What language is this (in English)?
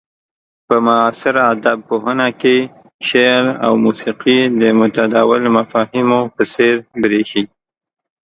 Pashto